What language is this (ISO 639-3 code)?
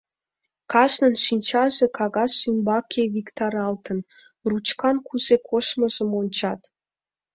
chm